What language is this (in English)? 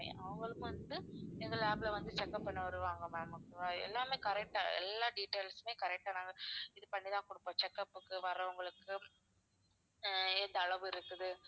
Tamil